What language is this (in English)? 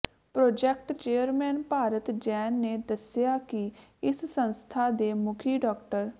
Punjabi